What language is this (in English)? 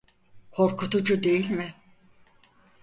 Turkish